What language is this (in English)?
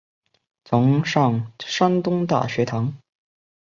Chinese